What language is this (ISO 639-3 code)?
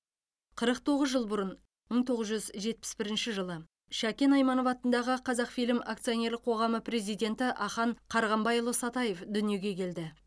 kaz